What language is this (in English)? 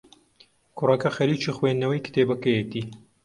Central Kurdish